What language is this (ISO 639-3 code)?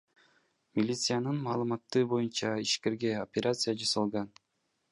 kir